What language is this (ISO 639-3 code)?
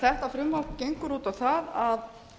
isl